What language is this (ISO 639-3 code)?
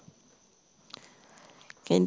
pan